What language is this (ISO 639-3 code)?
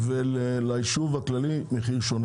heb